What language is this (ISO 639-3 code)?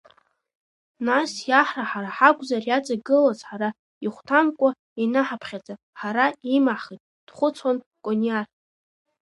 abk